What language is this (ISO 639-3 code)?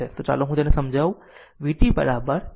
guj